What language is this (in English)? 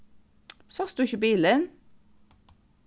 Faroese